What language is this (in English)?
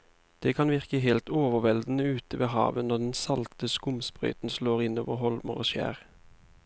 Norwegian